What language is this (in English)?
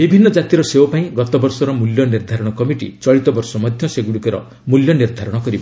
Odia